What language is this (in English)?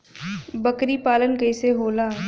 Bhojpuri